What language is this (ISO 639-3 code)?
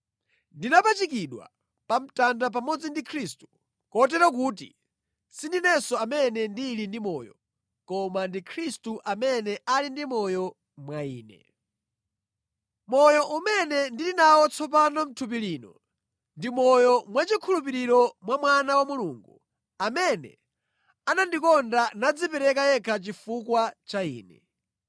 nya